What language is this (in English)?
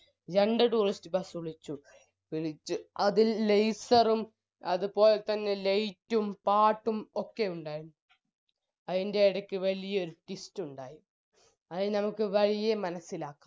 Malayalam